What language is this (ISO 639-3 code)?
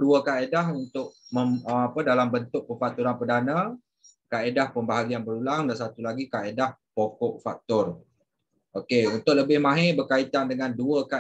msa